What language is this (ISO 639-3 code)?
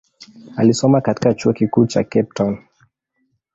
swa